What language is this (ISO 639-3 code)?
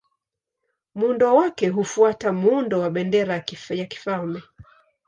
swa